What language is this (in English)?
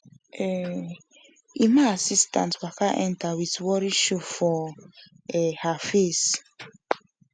Nigerian Pidgin